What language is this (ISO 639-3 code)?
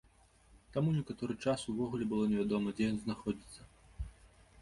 bel